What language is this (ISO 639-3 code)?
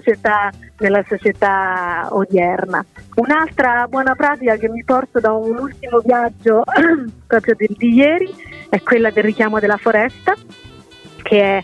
ita